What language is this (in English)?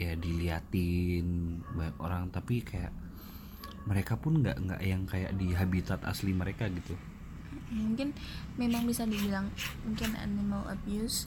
Indonesian